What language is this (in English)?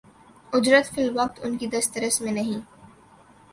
Urdu